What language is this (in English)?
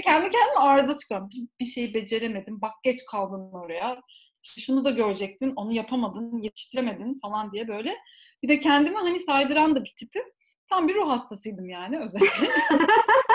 Turkish